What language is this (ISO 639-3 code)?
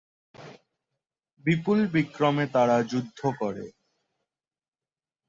ben